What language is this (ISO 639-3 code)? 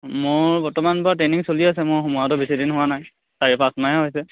asm